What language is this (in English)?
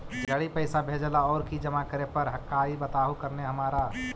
Magahi